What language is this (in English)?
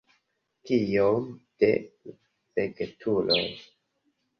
Esperanto